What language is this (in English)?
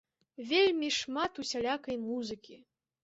Belarusian